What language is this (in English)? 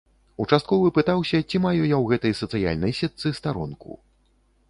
Belarusian